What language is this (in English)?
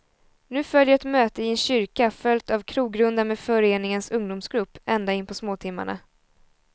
Swedish